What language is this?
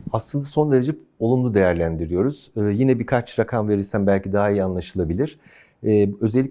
Turkish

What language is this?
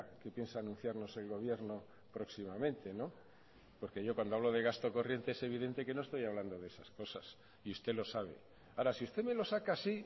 Spanish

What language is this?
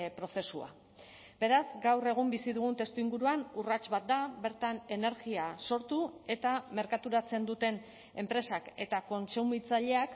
Basque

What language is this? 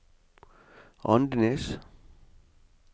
Norwegian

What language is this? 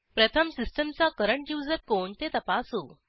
Marathi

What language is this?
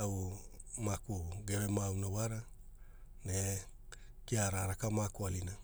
Hula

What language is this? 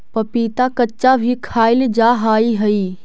Magahi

